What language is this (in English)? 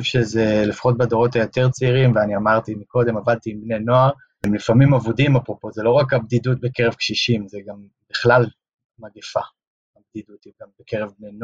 Hebrew